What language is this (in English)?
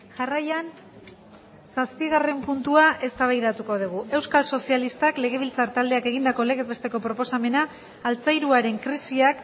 Basque